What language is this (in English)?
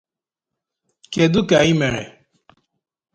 Igbo